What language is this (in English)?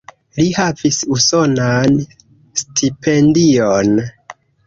Esperanto